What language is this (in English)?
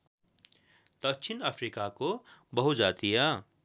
Nepali